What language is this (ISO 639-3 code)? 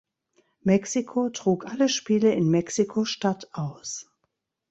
deu